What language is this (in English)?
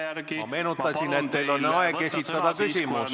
Estonian